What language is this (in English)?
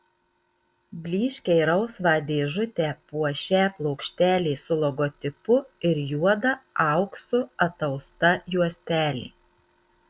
Lithuanian